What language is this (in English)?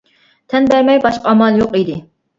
Uyghur